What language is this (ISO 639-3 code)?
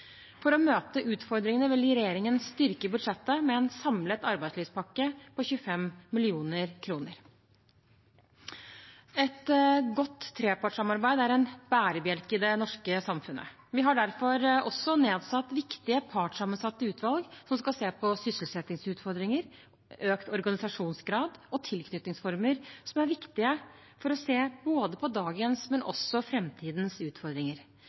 nob